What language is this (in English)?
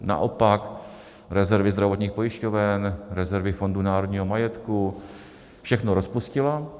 Czech